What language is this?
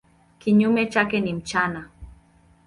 Swahili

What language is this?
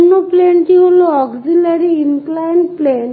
Bangla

